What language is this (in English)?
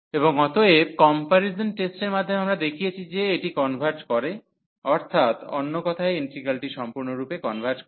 Bangla